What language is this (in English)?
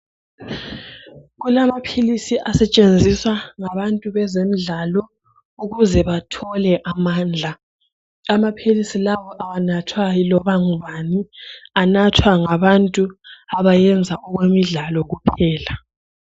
North Ndebele